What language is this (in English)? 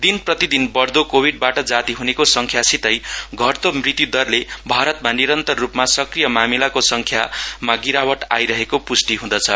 Nepali